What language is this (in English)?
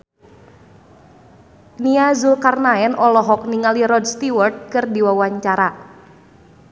Sundanese